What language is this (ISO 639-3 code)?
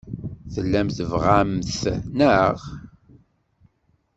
kab